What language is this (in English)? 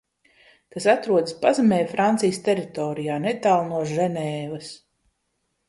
Latvian